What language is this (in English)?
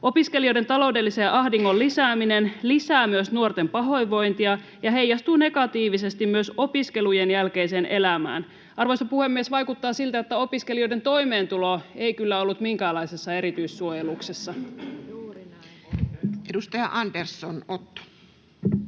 Finnish